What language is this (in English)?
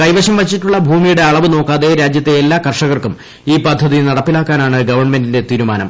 Malayalam